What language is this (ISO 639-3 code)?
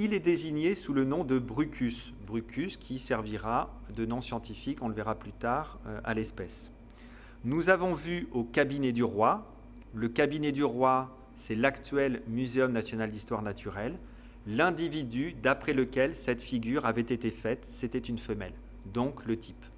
fra